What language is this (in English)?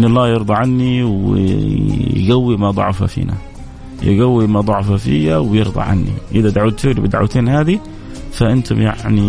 Arabic